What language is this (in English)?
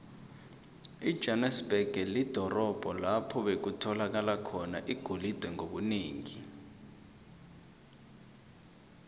South Ndebele